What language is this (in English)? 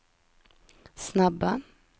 Swedish